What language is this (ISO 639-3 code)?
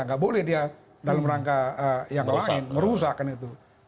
ind